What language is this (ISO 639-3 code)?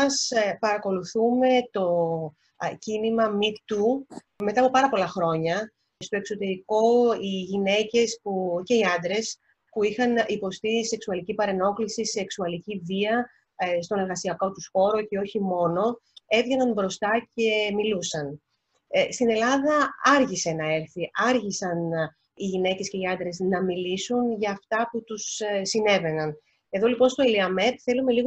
ell